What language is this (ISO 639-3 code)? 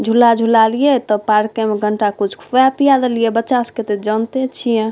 mai